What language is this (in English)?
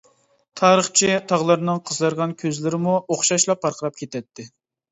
Uyghur